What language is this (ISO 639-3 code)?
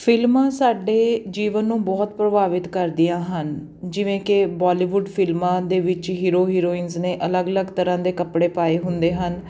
pan